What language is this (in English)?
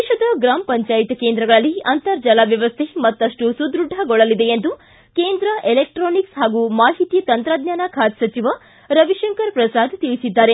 Kannada